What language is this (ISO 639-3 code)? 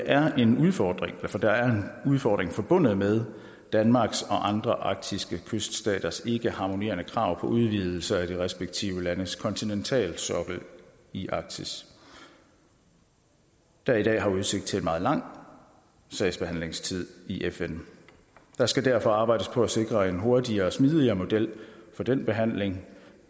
dan